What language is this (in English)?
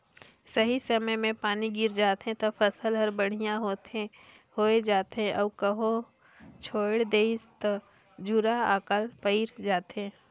Chhattisgarhi